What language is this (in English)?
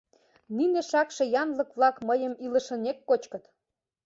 Mari